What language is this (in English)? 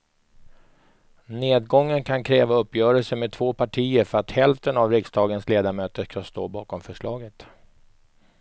Swedish